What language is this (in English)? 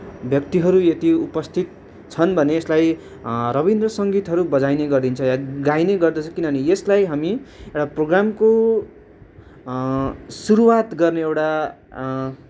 Nepali